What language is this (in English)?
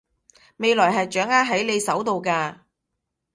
Cantonese